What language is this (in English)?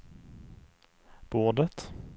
Swedish